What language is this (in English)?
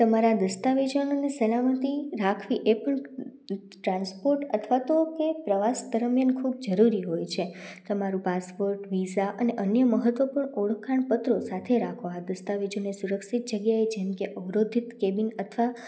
Gujarati